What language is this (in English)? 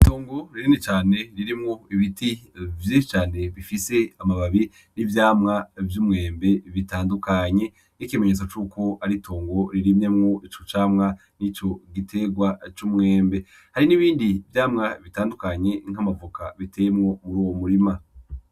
Rundi